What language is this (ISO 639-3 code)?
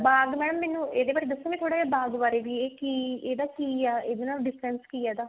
pan